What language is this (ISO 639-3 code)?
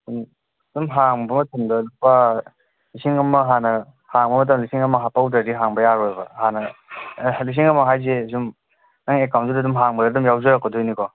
mni